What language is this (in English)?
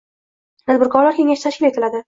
Uzbek